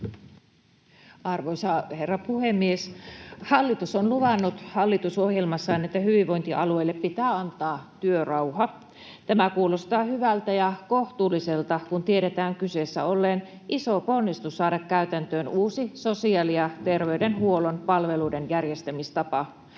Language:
Finnish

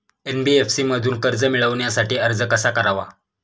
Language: Marathi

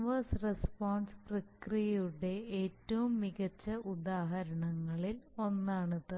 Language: Malayalam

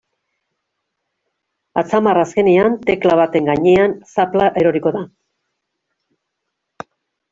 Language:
Basque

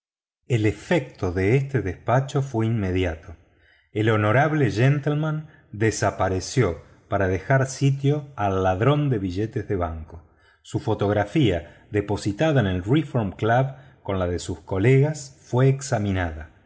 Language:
Spanish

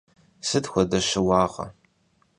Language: Kabardian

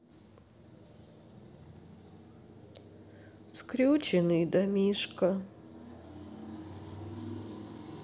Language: Russian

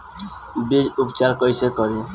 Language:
Bhojpuri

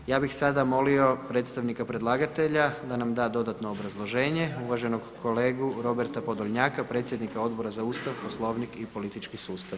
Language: Croatian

